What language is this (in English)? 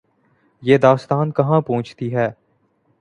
Urdu